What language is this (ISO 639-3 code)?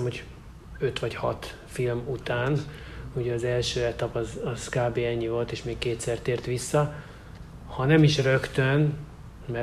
hun